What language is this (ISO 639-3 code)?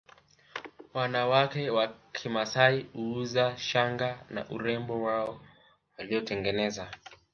swa